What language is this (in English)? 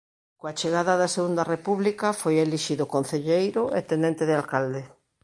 Galician